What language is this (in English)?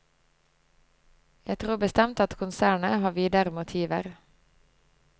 Norwegian